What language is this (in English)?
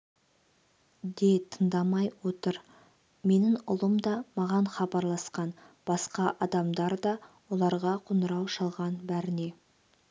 Kazakh